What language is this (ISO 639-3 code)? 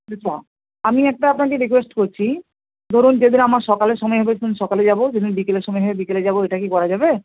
ben